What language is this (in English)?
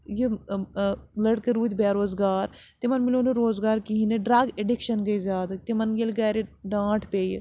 Kashmiri